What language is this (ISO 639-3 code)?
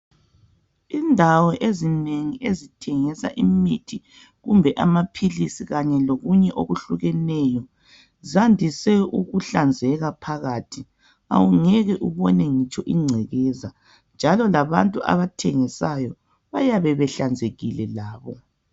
nde